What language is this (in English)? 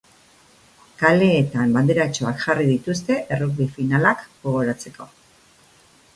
Basque